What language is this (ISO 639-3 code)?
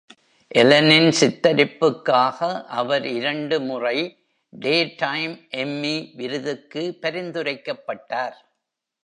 tam